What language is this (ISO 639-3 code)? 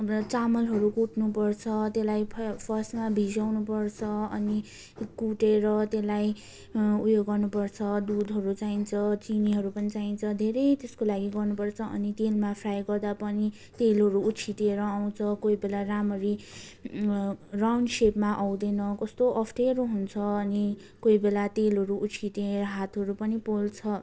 nep